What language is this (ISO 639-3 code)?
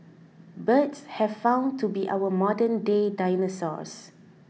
eng